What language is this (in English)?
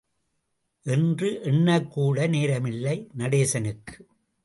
Tamil